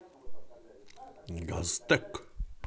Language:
Russian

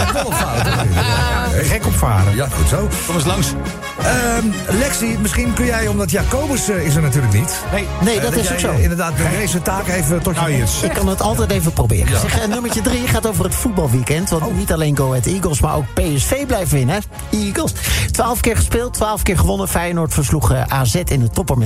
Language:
Dutch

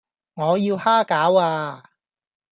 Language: Cantonese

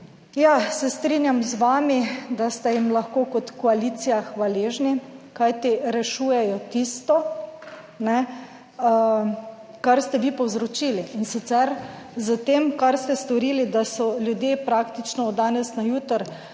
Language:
Slovenian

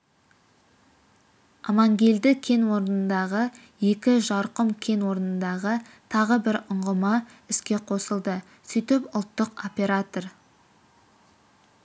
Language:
Kazakh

